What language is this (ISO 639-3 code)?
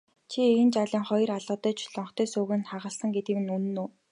mon